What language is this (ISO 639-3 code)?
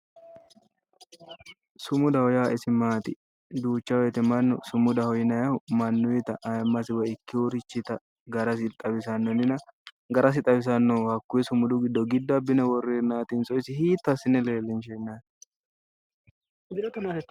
sid